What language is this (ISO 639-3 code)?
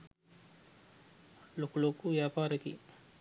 sin